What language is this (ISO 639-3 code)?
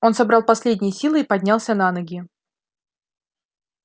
rus